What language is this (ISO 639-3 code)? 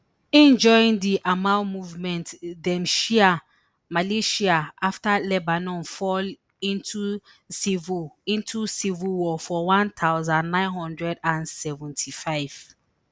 pcm